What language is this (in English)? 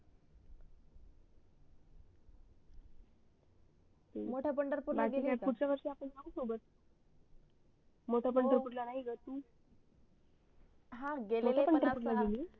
Marathi